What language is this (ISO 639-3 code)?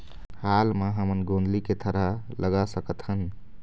hne